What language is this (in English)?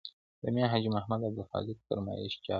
Pashto